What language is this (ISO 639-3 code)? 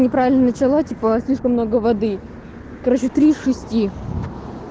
rus